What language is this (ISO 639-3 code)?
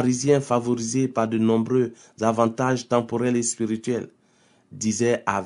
fra